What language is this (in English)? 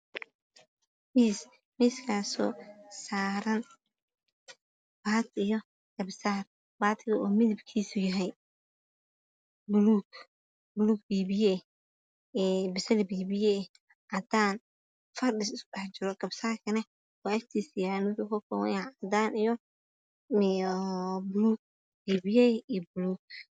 Somali